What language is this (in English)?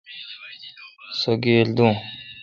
Kalkoti